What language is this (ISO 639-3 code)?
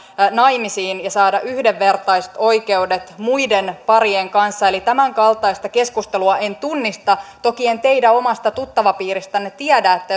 fin